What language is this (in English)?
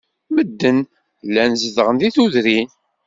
Kabyle